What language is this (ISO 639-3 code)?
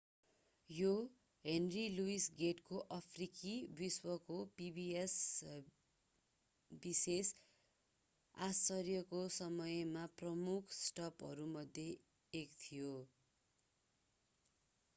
nep